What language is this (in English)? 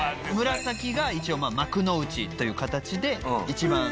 Japanese